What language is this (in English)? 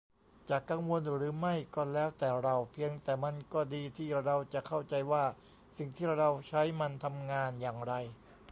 Thai